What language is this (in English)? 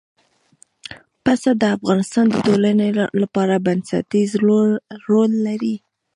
Pashto